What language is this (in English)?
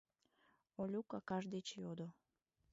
Mari